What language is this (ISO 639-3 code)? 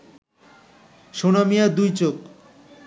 ben